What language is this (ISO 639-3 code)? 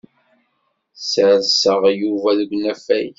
kab